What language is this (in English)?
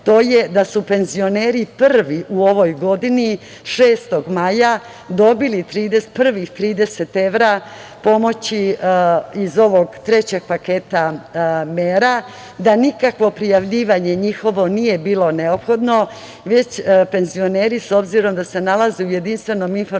Serbian